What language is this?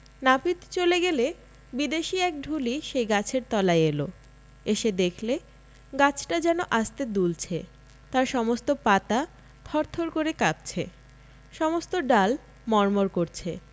Bangla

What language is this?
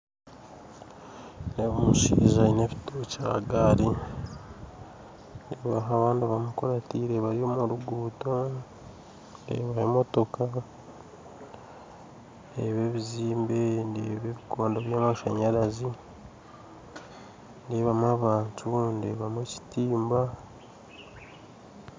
Nyankole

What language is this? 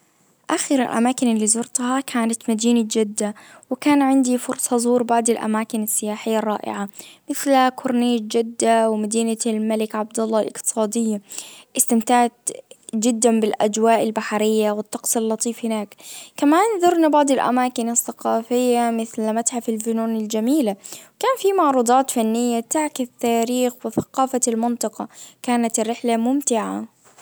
Najdi Arabic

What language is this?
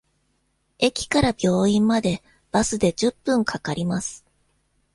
Japanese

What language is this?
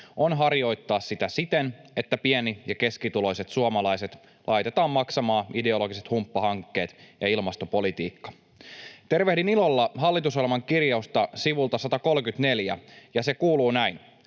Finnish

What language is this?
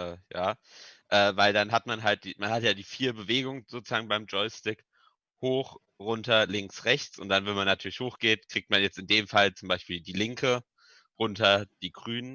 German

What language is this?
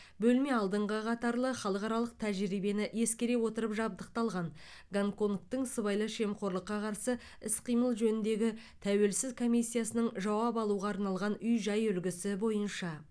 Kazakh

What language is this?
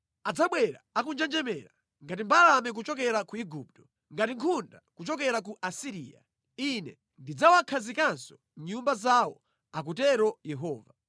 Nyanja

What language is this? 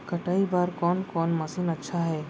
Chhattisgarhi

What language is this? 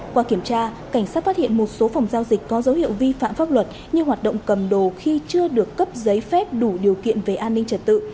Vietnamese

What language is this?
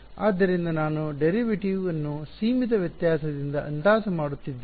Kannada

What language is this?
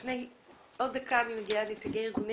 Hebrew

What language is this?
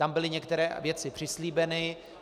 Czech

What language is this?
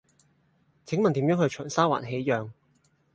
Cantonese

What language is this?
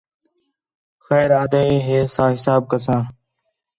Khetrani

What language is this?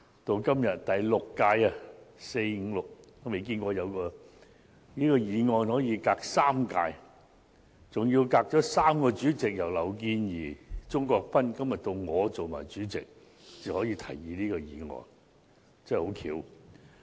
Cantonese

